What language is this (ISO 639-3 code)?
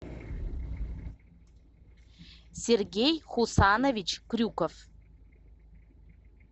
rus